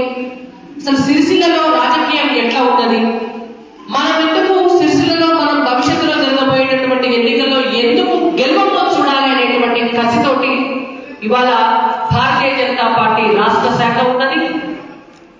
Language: Romanian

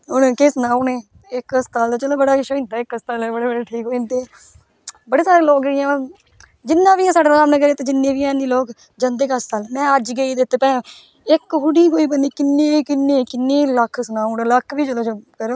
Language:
Dogri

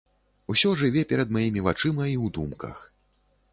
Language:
Belarusian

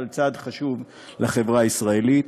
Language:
Hebrew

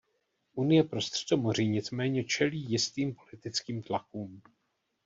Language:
Czech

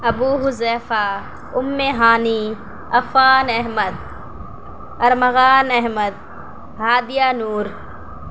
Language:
Urdu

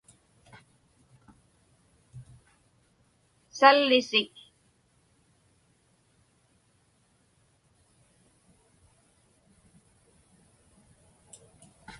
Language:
Inupiaq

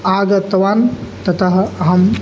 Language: Sanskrit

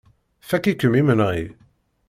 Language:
Kabyle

